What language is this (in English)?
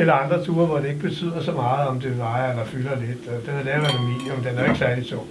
Danish